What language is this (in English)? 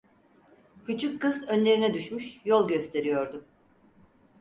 Turkish